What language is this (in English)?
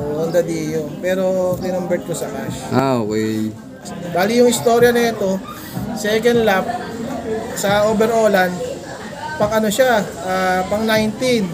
Filipino